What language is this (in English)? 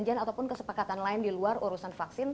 Indonesian